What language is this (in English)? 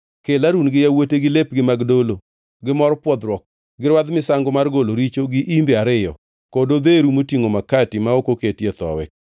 Luo (Kenya and Tanzania)